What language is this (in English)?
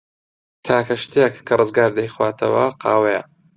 Central Kurdish